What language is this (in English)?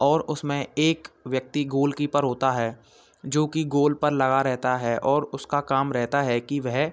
Hindi